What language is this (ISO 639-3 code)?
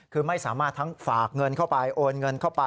tha